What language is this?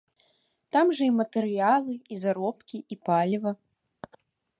Belarusian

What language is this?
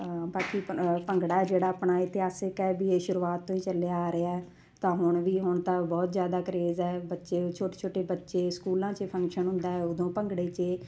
Punjabi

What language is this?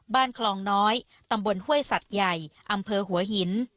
Thai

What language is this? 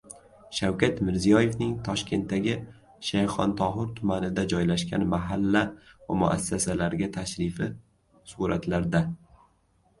Uzbek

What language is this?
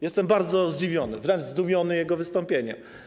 Polish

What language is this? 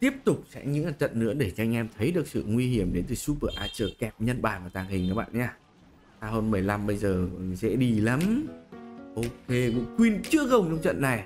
Vietnamese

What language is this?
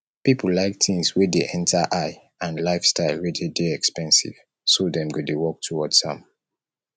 Nigerian Pidgin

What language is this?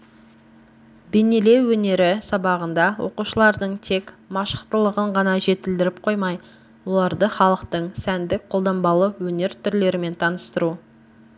Kazakh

